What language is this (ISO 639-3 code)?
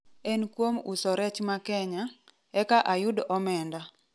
luo